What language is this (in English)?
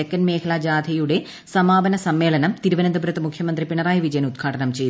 Malayalam